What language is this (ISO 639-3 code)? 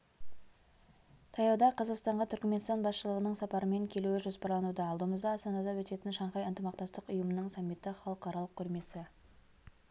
kaz